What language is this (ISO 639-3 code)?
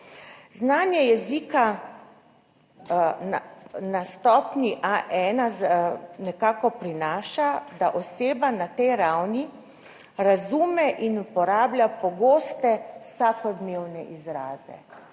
slv